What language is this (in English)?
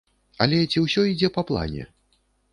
Belarusian